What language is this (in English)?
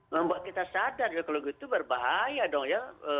Indonesian